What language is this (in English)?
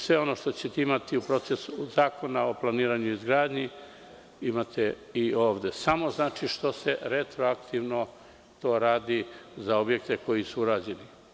Serbian